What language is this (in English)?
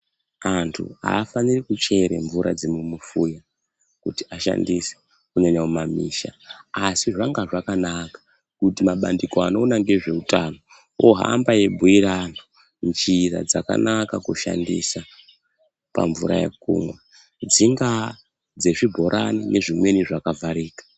Ndau